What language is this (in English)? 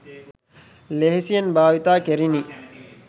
Sinhala